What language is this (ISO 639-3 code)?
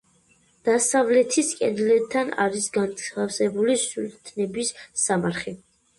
kat